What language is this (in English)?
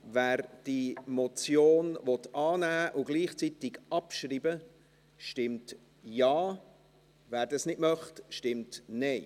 Swiss German